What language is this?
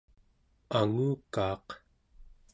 Central Yupik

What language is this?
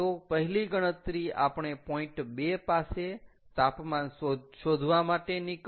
Gujarati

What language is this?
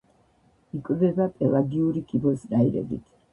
Georgian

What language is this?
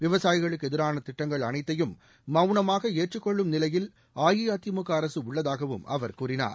Tamil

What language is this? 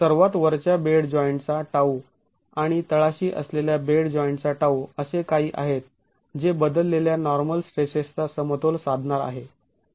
Marathi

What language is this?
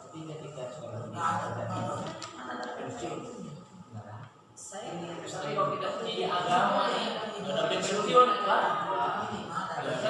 Indonesian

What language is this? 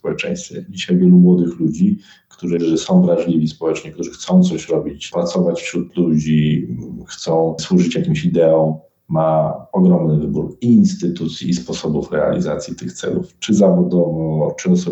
Polish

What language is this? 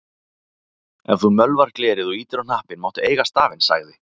Icelandic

